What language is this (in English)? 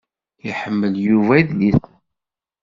Kabyle